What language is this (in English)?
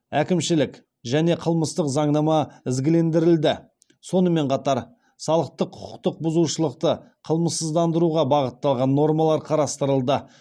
Kazakh